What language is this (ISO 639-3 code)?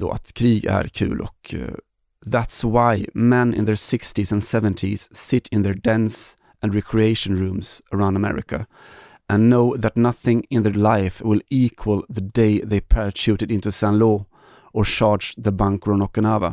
swe